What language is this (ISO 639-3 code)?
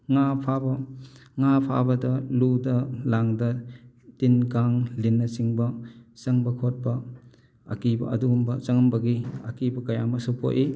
mni